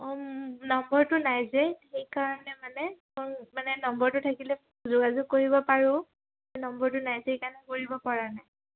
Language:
Assamese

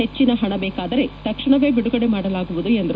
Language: Kannada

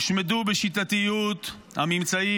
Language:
Hebrew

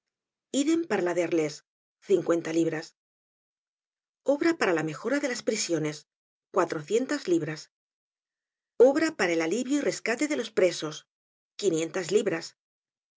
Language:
Spanish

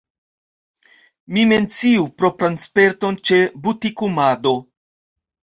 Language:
Esperanto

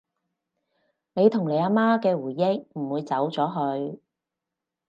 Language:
Cantonese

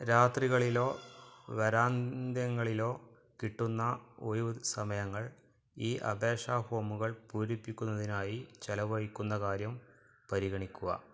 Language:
Malayalam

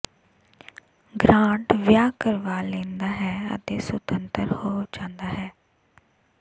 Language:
Punjabi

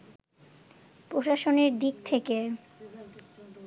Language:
Bangla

